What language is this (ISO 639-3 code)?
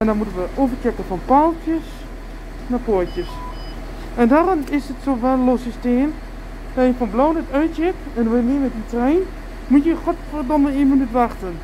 nld